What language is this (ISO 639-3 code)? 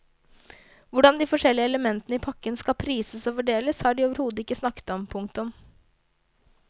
nor